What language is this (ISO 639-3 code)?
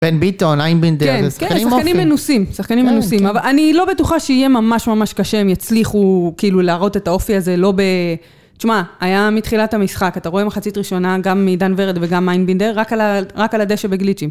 heb